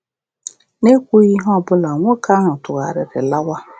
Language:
Igbo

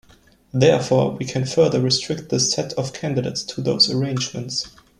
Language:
English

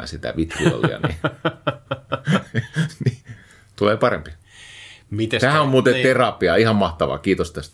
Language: Finnish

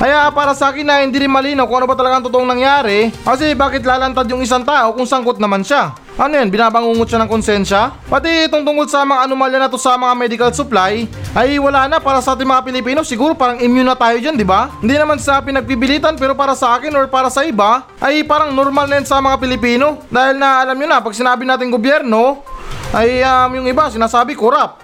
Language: Filipino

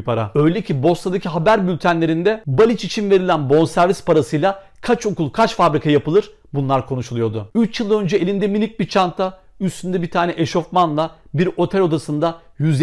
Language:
Turkish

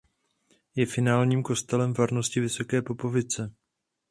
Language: Czech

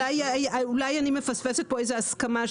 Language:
Hebrew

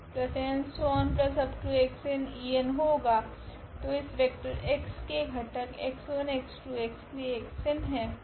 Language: Hindi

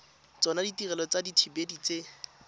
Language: Tswana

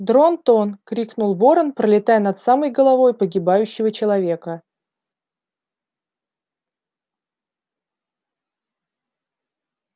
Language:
Russian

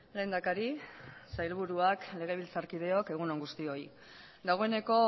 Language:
Basque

